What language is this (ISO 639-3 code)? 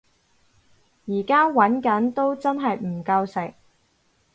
yue